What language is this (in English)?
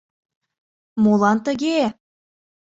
Mari